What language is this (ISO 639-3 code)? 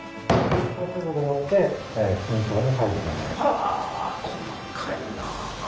jpn